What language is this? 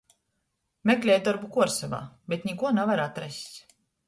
Latgalian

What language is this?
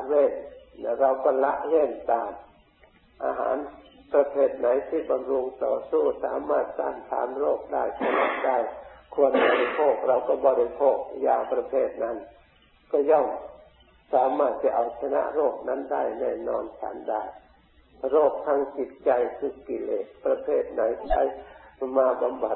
Thai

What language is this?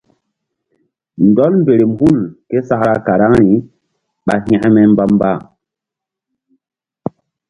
Mbum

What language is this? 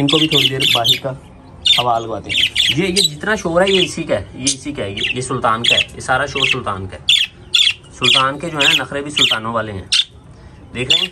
Hindi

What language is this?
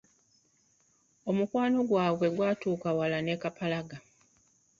Ganda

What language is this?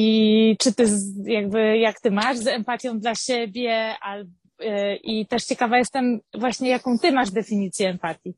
Polish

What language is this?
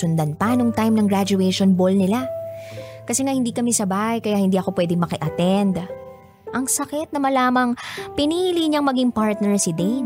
Filipino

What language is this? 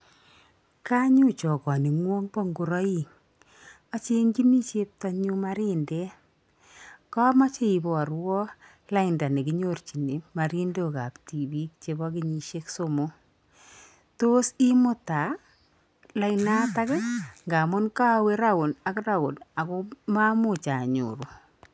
Kalenjin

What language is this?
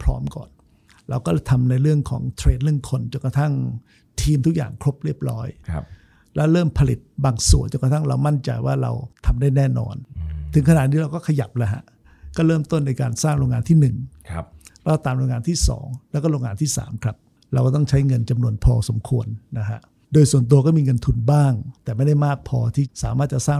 Thai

